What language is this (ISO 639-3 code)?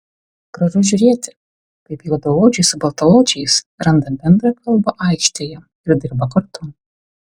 lit